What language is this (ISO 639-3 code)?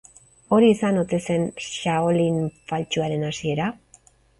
eus